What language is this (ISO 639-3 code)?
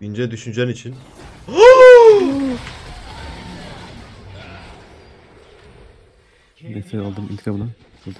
tur